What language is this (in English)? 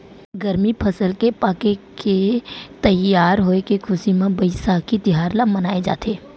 Chhattisgarhi